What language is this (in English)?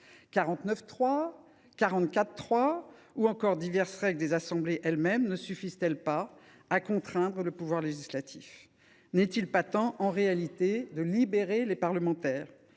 French